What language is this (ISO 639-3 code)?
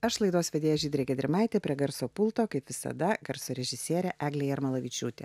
lit